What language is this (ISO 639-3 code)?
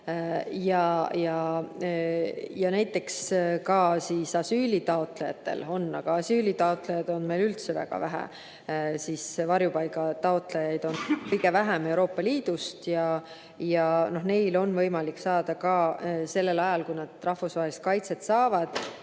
est